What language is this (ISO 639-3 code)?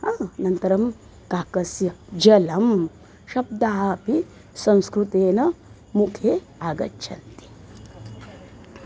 san